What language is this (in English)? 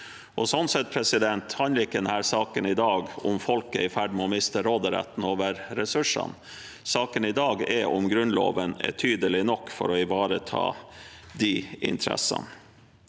Norwegian